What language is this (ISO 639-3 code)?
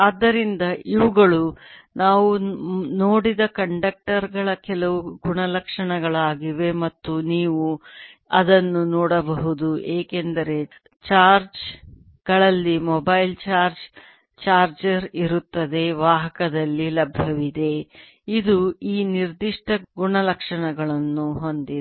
kan